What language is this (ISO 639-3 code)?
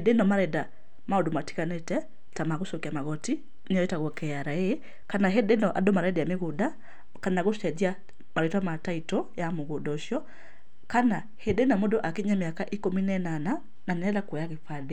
kik